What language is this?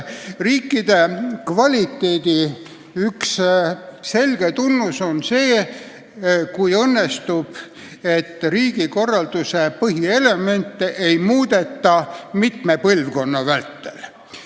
Estonian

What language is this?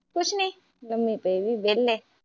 Punjabi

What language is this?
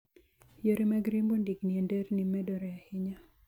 Luo (Kenya and Tanzania)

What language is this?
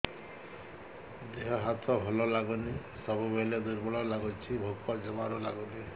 Odia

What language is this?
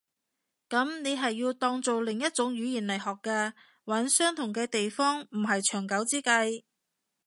Cantonese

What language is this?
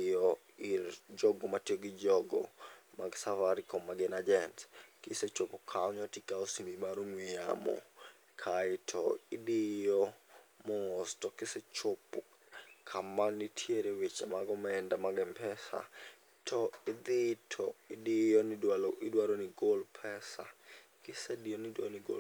Luo (Kenya and Tanzania)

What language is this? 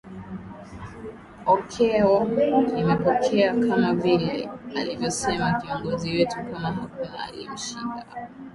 Swahili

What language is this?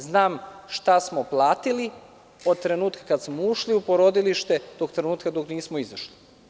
Serbian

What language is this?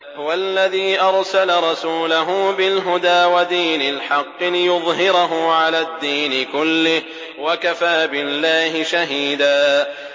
Arabic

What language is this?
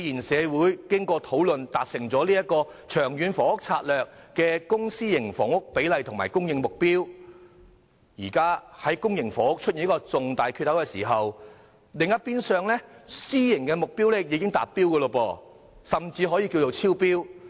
Cantonese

